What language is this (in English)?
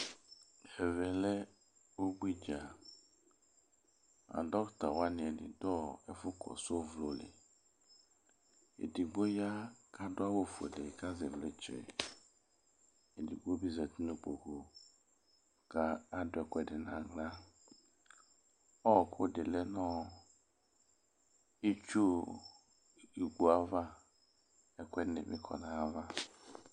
Ikposo